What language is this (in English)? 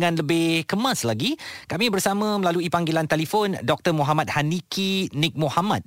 Malay